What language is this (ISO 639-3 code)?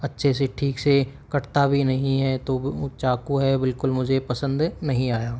hin